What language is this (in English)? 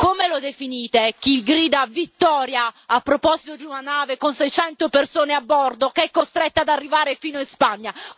Italian